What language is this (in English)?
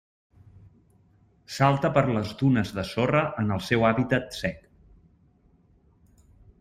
Catalan